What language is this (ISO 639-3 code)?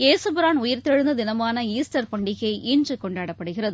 tam